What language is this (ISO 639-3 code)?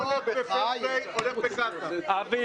heb